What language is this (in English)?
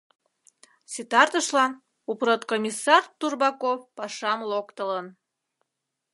Mari